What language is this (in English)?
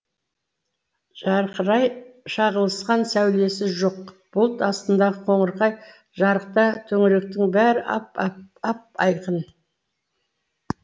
Kazakh